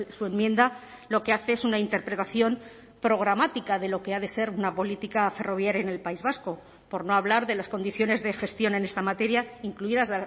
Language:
Spanish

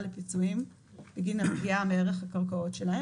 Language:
Hebrew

